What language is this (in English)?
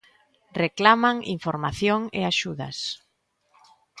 Galician